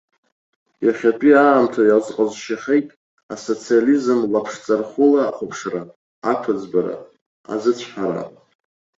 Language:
Abkhazian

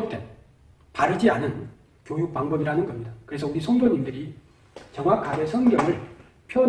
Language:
Korean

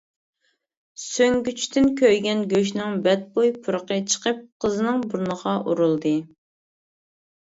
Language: Uyghur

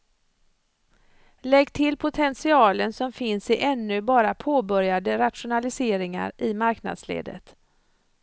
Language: Swedish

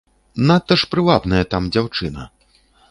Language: Belarusian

